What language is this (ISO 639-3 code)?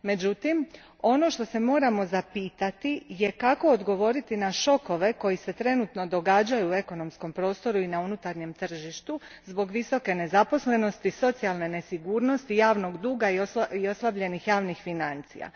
hrv